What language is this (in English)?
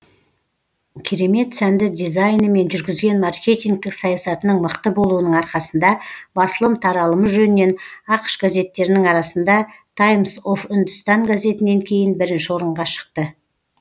Kazakh